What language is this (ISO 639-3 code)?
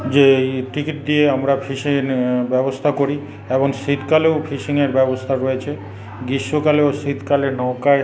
ben